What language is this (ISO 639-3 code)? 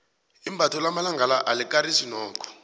nbl